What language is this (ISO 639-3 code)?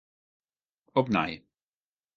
fry